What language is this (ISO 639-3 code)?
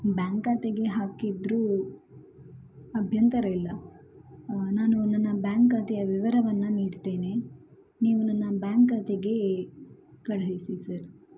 kan